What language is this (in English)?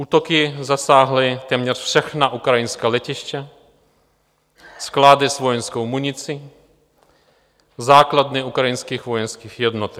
Czech